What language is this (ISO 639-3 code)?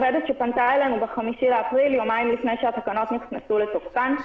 heb